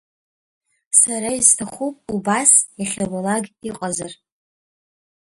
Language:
Abkhazian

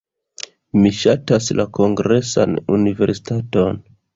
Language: Esperanto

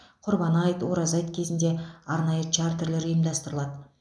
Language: Kazakh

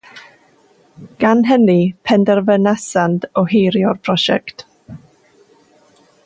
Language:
Welsh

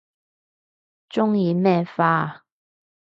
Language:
Cantonese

